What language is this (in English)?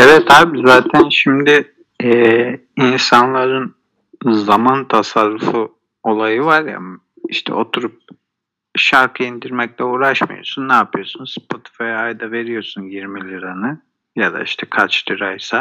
Turkish